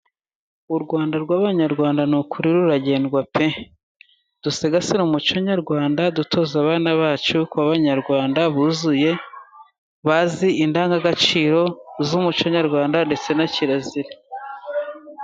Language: Kinyarwanda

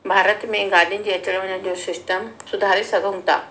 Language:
Sindhi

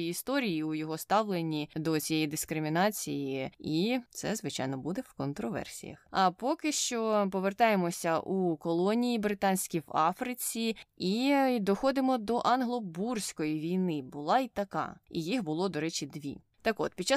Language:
Ukrainian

